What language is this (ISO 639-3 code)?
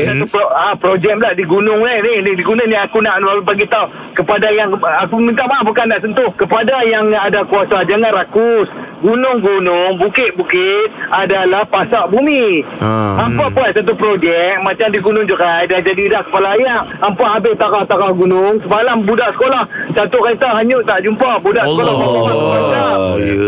msa